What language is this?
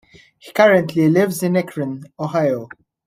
English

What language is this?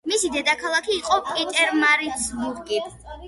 Georgian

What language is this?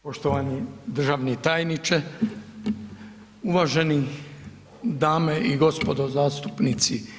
Croatian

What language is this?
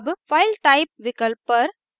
Hindi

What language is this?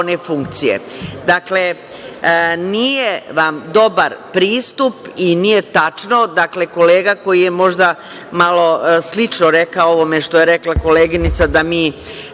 Serbian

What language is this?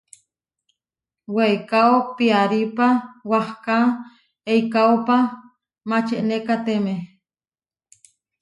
Huarijio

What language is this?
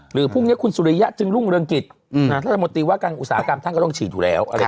Thai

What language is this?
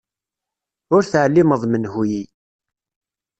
Kabyle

